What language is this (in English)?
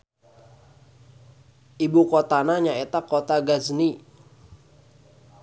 Sundanese